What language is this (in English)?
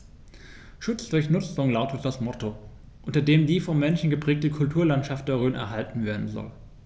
German